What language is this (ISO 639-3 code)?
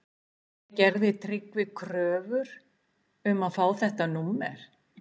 isl